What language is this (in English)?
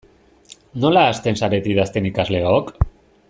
Basque